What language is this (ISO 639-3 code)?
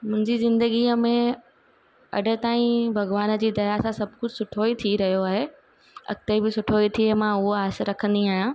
snd